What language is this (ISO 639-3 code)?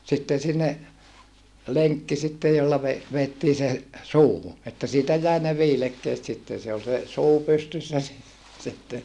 fin